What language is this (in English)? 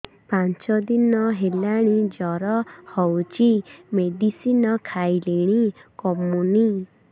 Odia